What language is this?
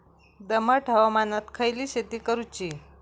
Marathi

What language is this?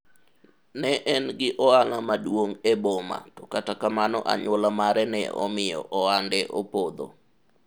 Luo (Kenya and Tanzania)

